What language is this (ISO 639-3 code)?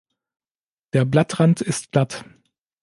deu